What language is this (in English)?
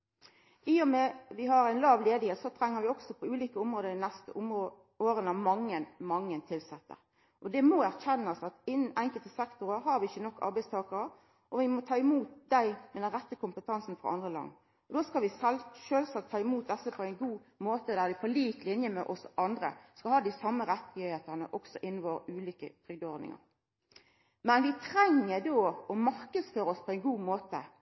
Norwegian Nynorsk